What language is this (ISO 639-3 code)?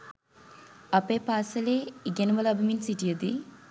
sin